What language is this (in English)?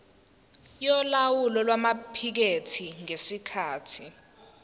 Zulu